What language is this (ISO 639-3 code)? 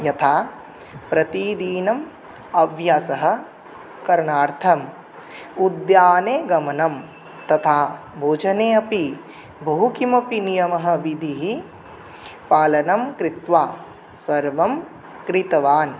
san